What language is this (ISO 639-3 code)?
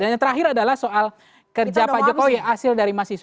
ind